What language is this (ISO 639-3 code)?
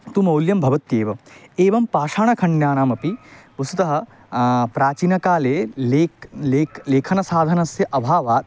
san